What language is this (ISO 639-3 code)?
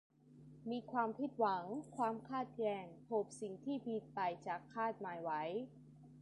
tha